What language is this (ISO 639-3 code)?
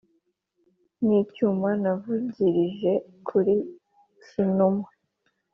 kin